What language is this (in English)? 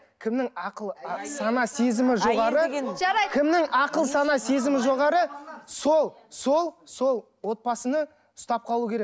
Kazakh